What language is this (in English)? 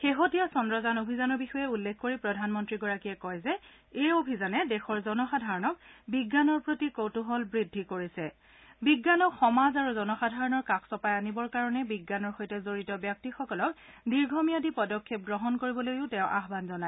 Assamese